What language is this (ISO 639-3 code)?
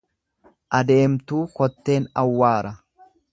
orm